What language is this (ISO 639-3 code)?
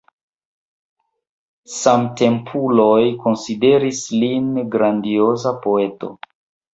epo